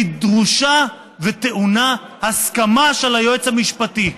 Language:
Hebrew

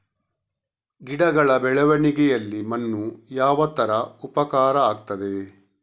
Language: Kannada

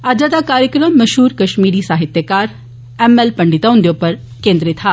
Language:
Dogri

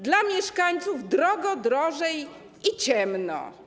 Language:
Polish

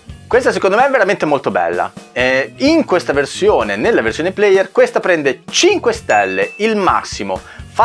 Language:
Italian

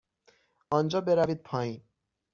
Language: Persian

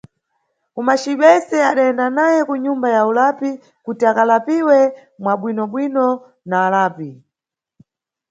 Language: Nyungwe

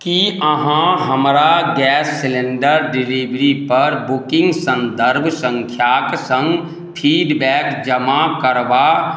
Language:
Maithili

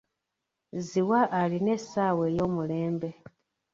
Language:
Ganda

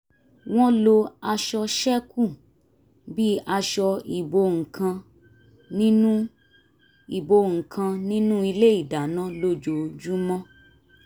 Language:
Yoruba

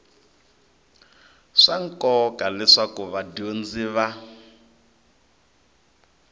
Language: Tsonga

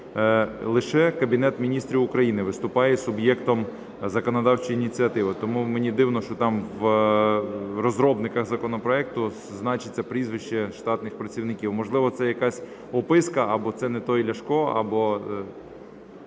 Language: Ukrainian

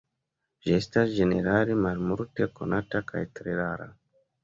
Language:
Esperanto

